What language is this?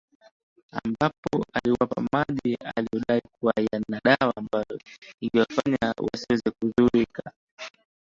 Swahili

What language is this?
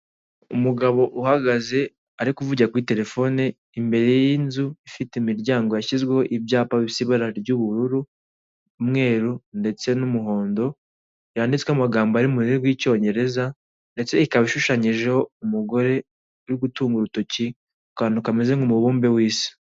Kinyarwanda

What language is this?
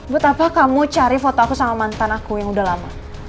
Indonesian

